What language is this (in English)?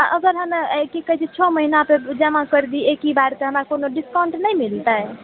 Maithili